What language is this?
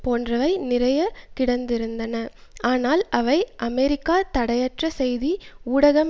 Tamil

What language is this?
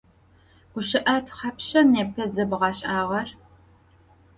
Adyghe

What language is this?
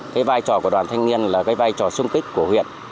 Vietnamese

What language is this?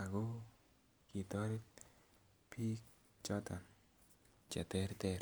Kalenjin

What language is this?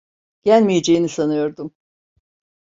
Turkish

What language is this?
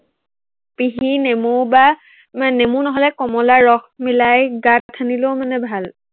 Assamese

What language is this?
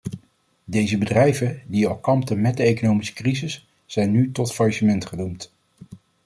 Dutch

